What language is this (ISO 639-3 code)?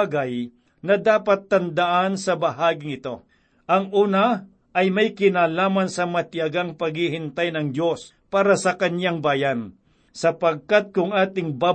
fil